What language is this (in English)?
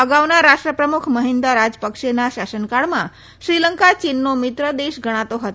Gujarati